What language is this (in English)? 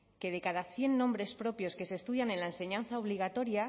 Spanish